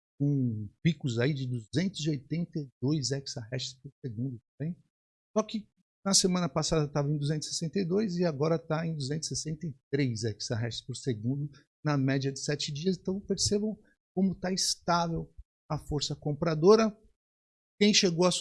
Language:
Portuguese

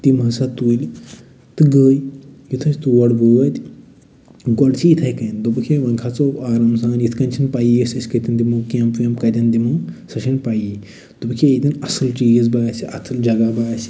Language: Kashmiri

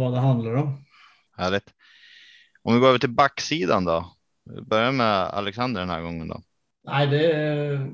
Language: Swedish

